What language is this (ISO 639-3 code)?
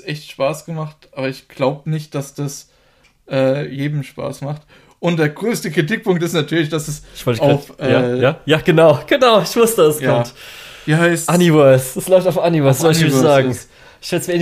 deu